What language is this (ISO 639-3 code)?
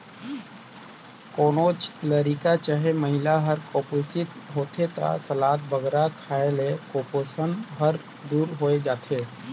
hne